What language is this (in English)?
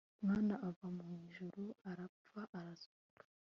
Kinyarwanda